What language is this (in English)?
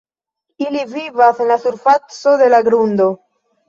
Esperanto